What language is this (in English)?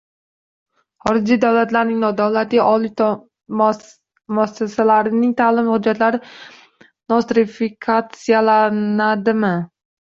Uzbek